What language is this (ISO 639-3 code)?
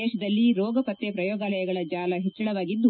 kan